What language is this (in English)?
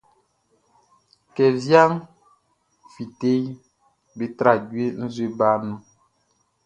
Baoulé